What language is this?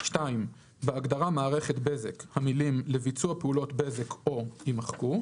Hebrew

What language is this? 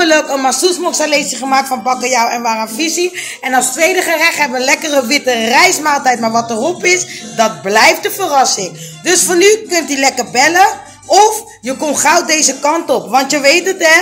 Dutch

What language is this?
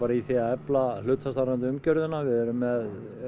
Icelandic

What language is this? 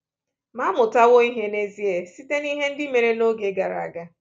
Igbo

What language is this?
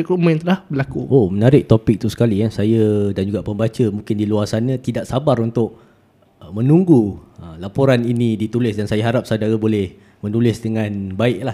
Malay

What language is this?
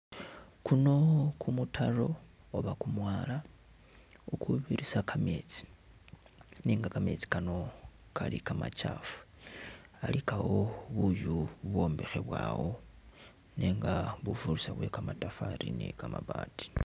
Masaaba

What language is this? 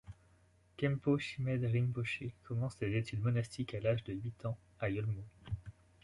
French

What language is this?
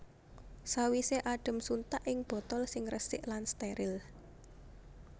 Javanese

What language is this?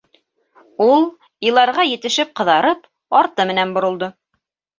Bashkir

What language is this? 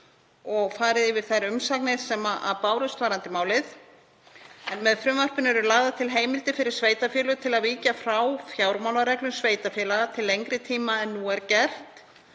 Icelandic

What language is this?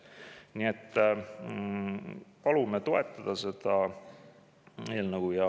Estonian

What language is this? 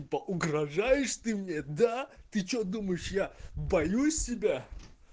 Russian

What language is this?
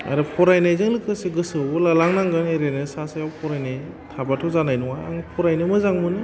Bodo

